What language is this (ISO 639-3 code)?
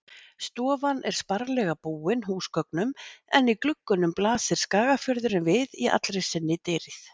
isl